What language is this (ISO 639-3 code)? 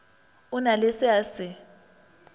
nso